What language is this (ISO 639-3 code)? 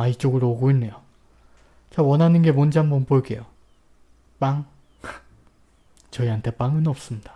kor